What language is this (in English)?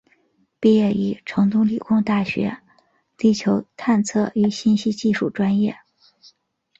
Chinese